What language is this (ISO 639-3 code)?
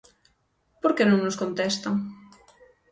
glg